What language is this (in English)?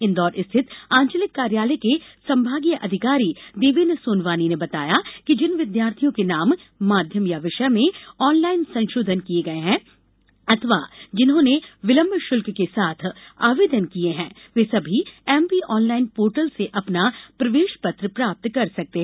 Hindi